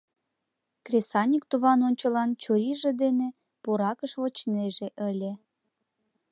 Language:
Mari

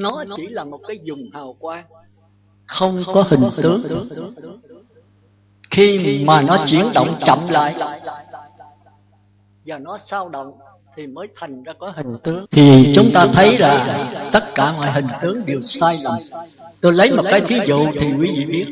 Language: Vietnamese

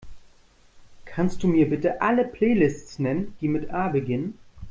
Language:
German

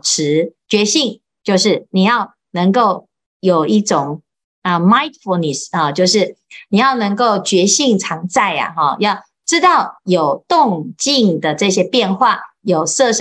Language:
Chinese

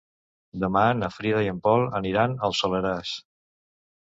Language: Catalan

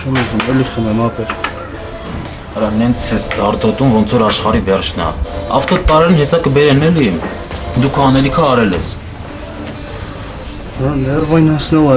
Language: Romanian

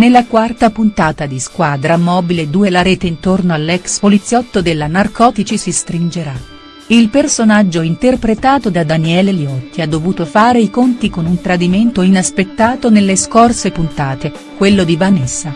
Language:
Italian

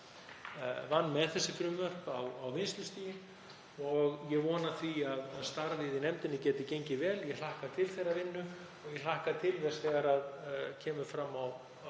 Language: Icelandic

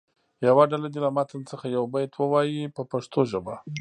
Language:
Pashto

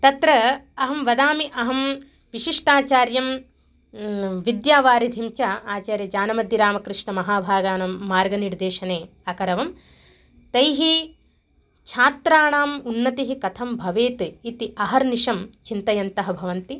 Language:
Sanskrit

